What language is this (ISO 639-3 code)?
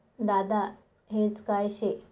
mar